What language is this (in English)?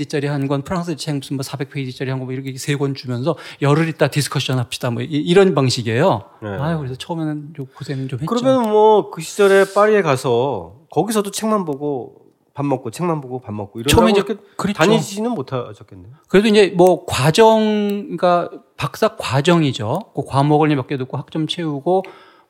Korean